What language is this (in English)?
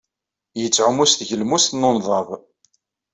Kabyle